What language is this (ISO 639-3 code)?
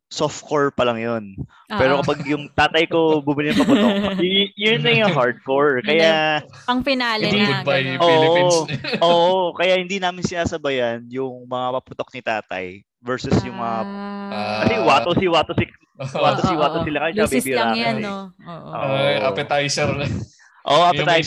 fil